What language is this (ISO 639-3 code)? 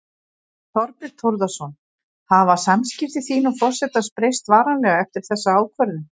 isl